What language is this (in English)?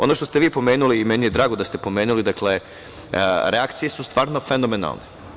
Serbian